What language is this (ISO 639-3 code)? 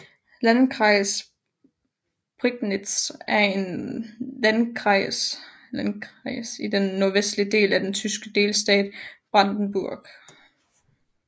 dan